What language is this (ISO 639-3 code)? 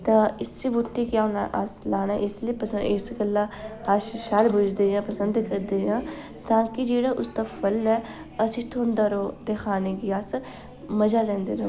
doi